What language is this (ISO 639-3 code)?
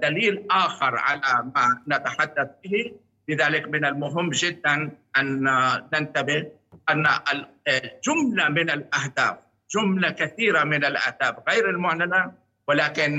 ara